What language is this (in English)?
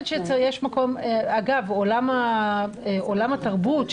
Hebrew